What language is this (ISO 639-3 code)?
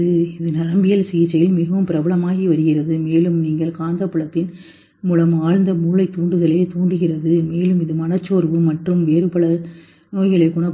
tam